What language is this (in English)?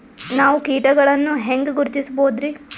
Kannada